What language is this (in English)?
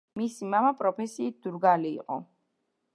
Georgian